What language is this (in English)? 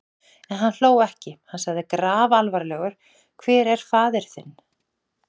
Icelandic